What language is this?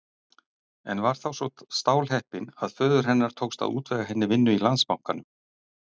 Icelandic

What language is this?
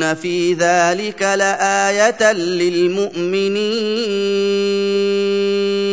Arabic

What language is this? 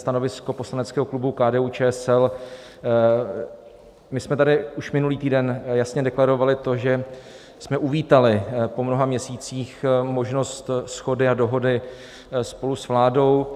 Czech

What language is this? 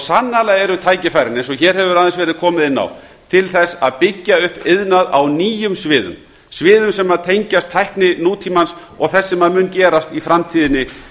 Icelandic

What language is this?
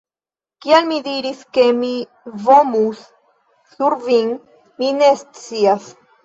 Esperanto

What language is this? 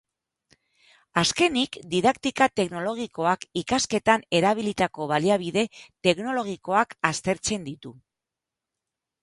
Basque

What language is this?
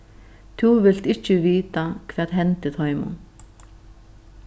Faroese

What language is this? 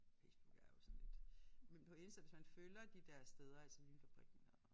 Danish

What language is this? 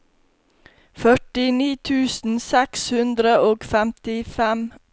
Norwegian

